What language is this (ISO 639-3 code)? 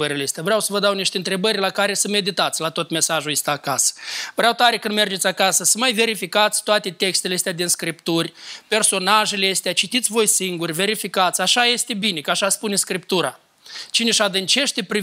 ron